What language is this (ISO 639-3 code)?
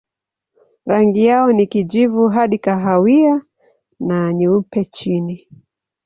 swa